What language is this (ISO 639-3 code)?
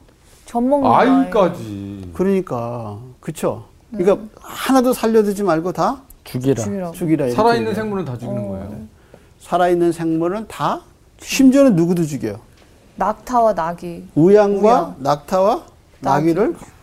kor